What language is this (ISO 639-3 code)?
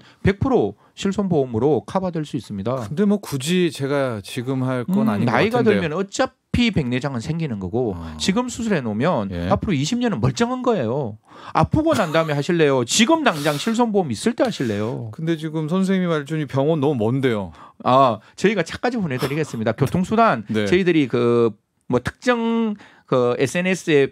kor